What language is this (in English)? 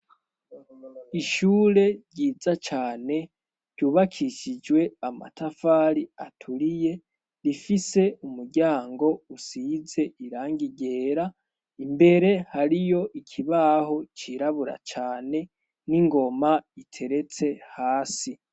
Rundi